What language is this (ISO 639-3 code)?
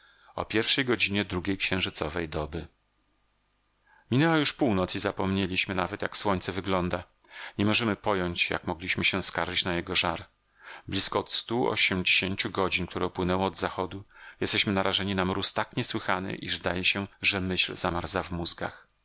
pol